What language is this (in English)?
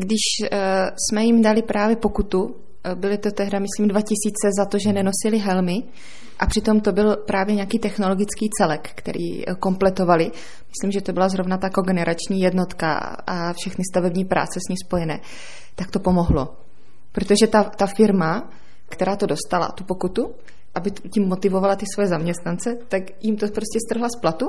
Czech